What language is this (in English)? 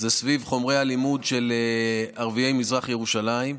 Hebrew